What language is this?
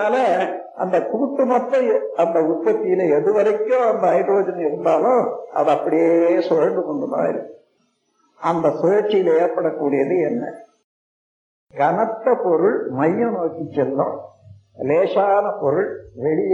Tamil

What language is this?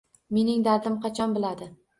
Uzbek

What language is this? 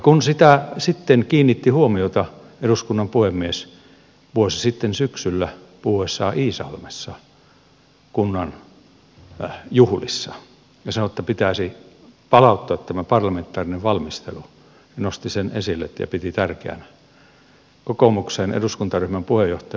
Finnish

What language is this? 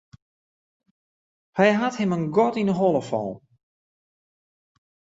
Western Frisian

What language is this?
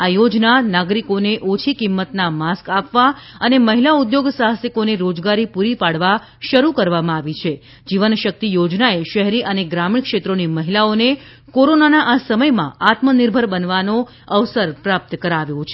Gujarati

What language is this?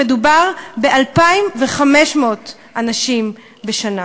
Hebrew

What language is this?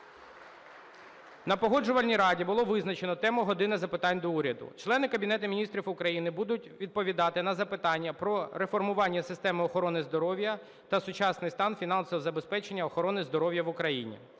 Ukrainian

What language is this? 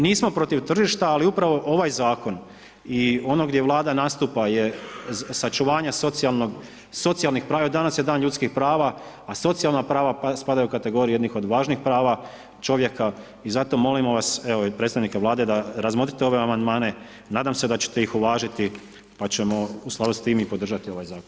Croatian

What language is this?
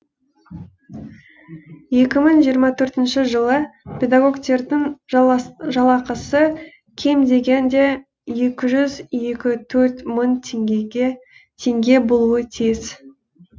Kazakh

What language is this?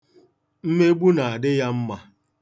Igbo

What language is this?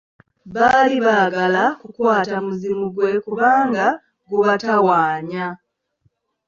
Ganda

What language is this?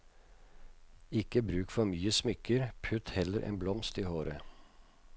Norwegian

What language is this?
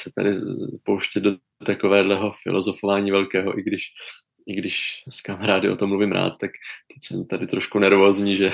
Czech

